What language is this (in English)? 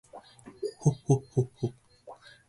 Japanese